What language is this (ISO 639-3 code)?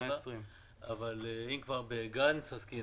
heb